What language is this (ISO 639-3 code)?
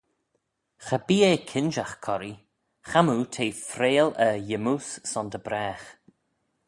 glv